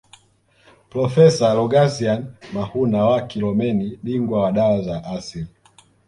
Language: Swahili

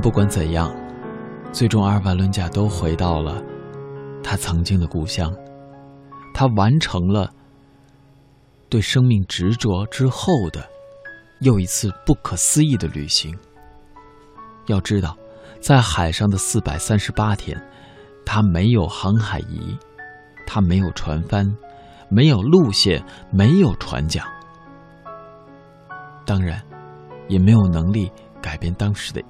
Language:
Chinese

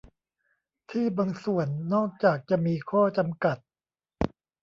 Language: Thai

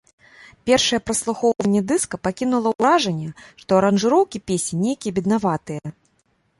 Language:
Belarusian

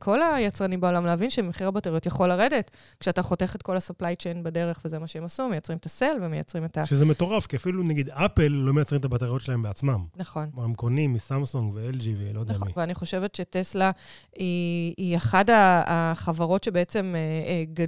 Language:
Hebrew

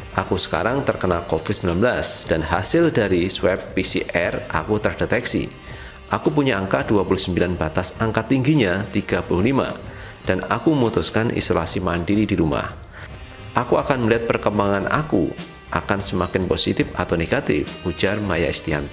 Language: Indonesian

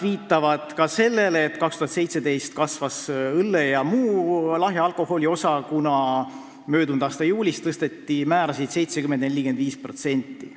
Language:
Estonian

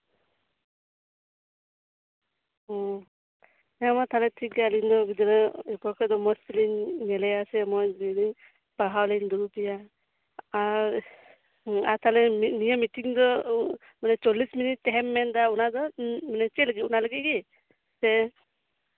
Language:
Santali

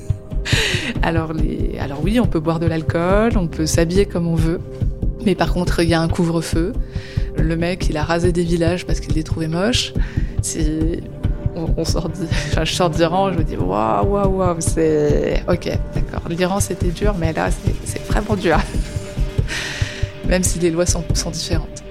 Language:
French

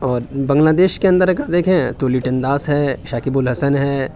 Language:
Urdu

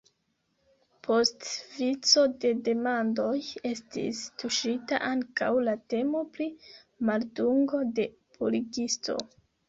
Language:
Esperanto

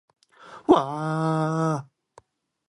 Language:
Japanese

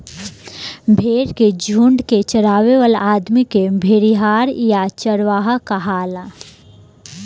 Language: Bhojpuri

